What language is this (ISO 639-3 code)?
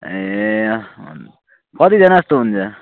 nep